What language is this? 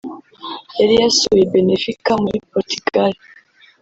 Kinyarwanda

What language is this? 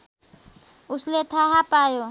Nepali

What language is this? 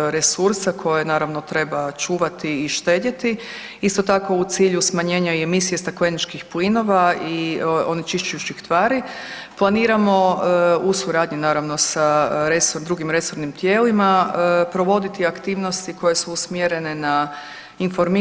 Croatian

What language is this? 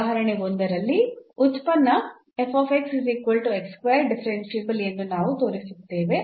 Kannada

